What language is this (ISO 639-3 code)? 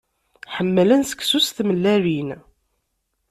kab